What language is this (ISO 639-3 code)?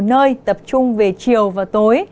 vie